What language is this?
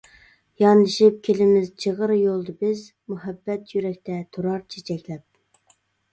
Uyghur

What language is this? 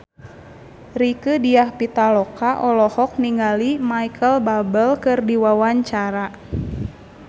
Sundanese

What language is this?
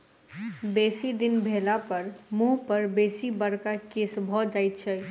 Maithili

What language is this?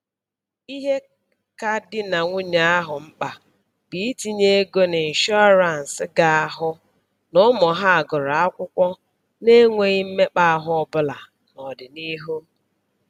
Igbo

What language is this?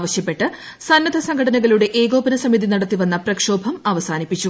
Malayalam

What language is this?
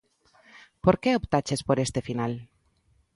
Galician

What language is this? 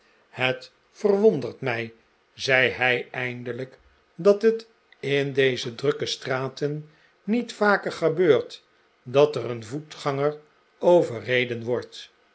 Dutch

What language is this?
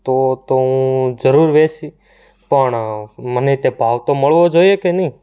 Gujarati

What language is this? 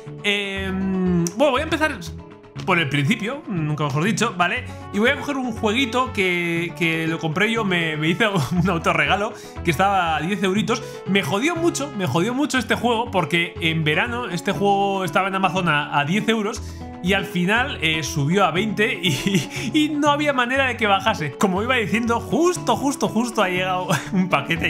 Spanish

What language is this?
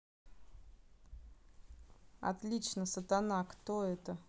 Russian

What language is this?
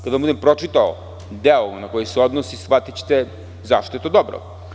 Serbian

